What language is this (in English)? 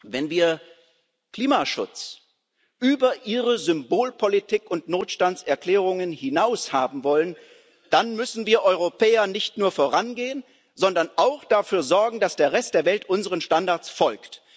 German